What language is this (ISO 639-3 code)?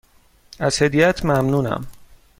fas